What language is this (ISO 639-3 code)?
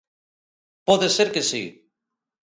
glg